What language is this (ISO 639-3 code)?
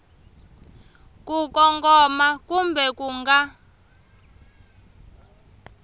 tso